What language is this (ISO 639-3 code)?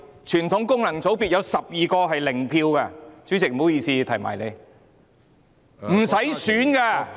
yue